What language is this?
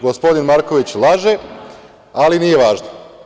Serbian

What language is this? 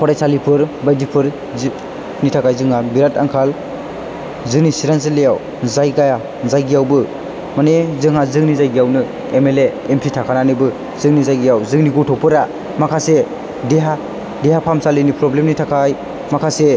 Bodo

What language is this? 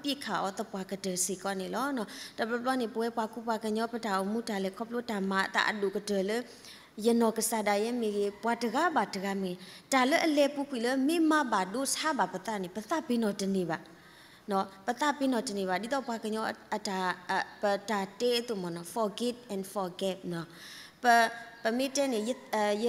Thai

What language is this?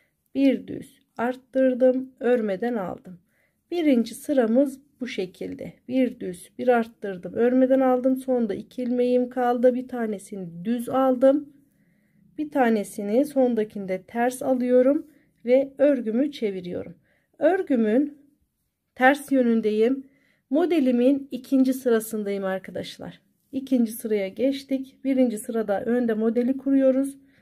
Turkish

